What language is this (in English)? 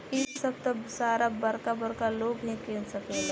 Bhojpuri